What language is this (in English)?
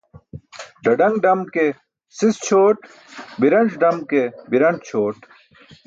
Burushaski